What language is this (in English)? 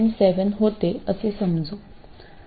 Marathi